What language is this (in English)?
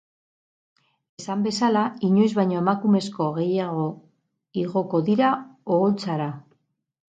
Basque